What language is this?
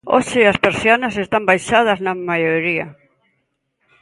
Galician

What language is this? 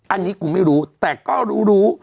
Thai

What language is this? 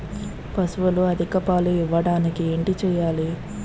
Telugu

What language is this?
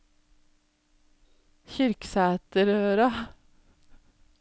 Norwegian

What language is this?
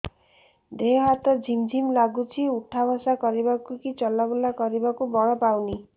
Odia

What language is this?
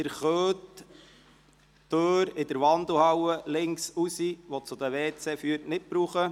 Swiss German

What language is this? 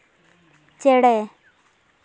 Santali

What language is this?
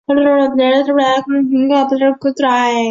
Chinese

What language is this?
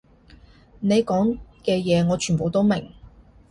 Cantonese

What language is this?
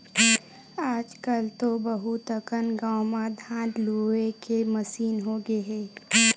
Chhattisgarhi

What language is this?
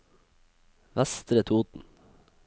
Norwegian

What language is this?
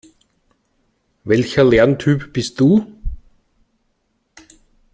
German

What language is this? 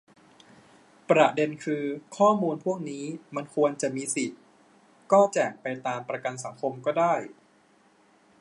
Thai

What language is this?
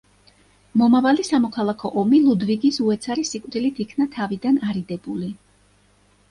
Georgian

